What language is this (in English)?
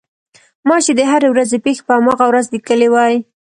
Pashto